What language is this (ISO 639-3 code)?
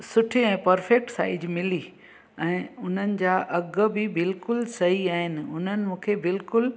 snd